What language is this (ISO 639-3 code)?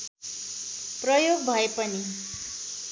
nep